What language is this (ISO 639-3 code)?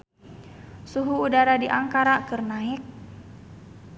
sun